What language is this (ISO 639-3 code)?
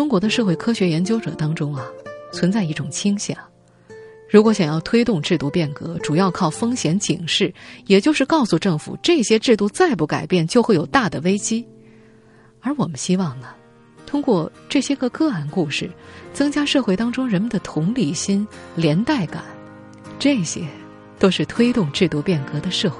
zho